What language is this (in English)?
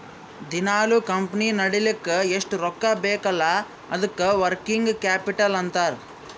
Kannada